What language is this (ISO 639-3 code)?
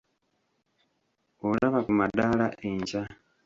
lug